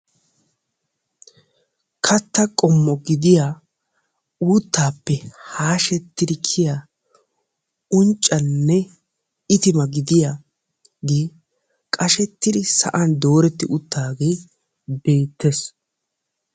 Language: Wolaytta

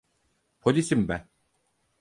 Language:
Turkish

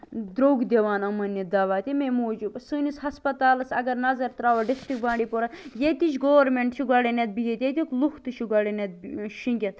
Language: Kashmiri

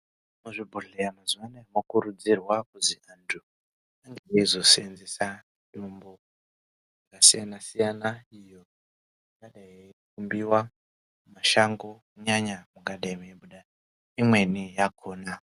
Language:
Ndau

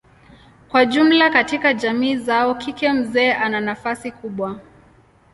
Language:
Swahili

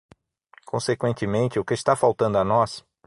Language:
Portuguese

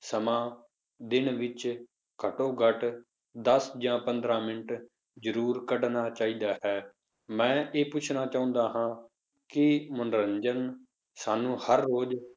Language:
Punjabi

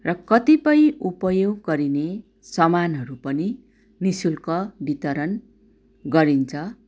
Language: Nepali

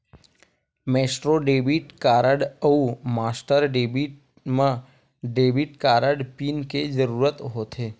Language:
Chhattisgarhi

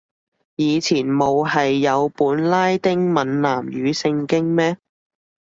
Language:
Cantonese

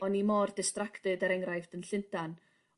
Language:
Welsh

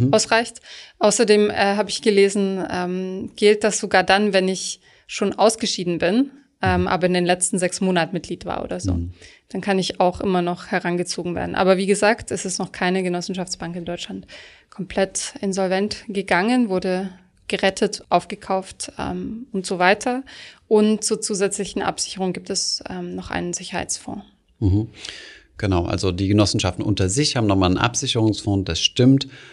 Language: German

